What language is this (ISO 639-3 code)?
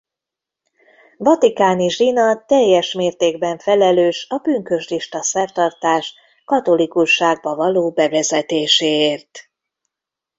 hun